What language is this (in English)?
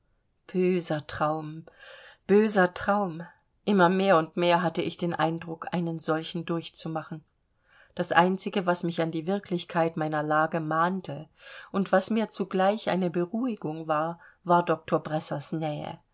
German